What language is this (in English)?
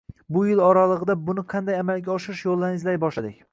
Uzbek